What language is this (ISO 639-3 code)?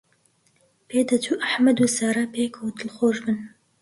ckb